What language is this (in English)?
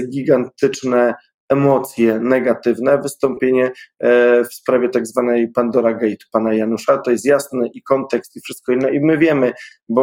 Polish